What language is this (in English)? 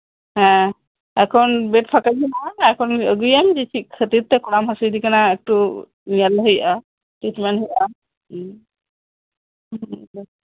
Santali